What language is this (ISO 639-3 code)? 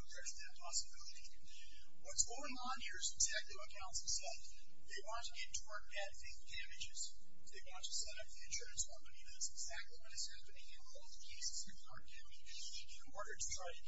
eng